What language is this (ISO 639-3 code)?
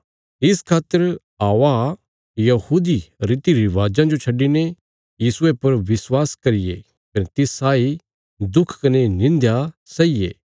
kfs